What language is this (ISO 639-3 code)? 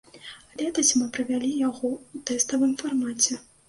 bel